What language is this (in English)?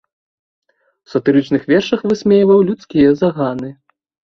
Belarusian